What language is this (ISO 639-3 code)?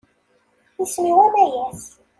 kab